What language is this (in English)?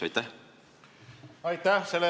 Estonian